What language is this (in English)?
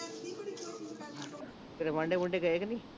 Punjabi